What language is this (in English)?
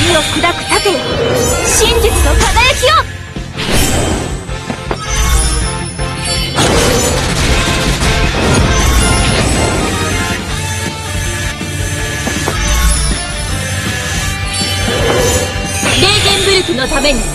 Japanese